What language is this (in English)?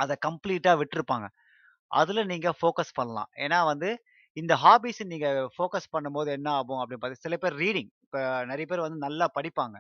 Tamil